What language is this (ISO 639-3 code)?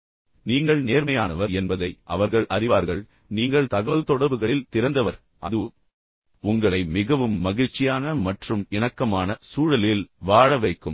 tam